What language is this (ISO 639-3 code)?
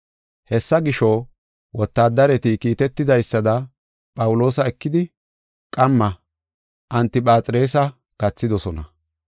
gof